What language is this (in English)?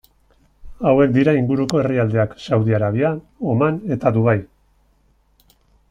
Basque